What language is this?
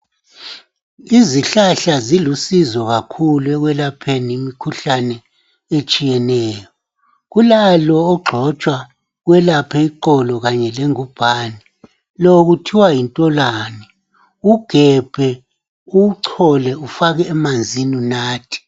North Ndebele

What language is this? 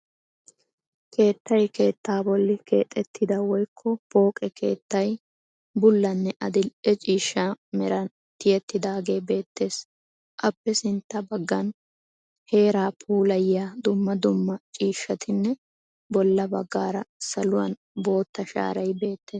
Wolaytta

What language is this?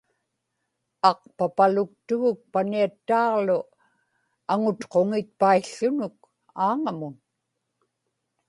Inupiaq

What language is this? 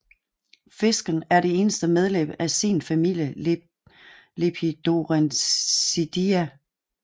Danish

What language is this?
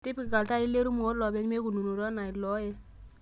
Masai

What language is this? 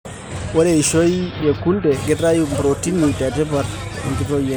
Masai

